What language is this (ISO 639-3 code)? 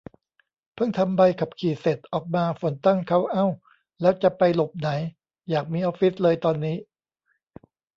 tha